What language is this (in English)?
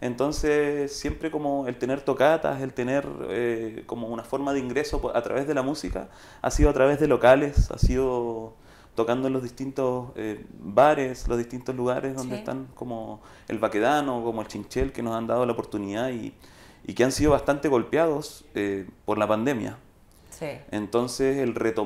Spanish